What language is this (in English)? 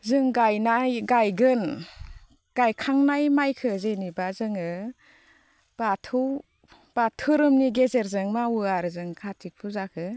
Bodo